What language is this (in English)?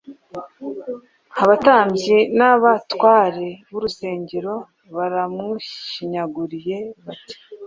Kinyarwanda